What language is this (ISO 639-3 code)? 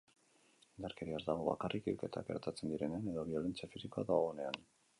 eus